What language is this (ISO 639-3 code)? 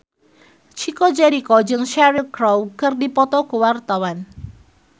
sun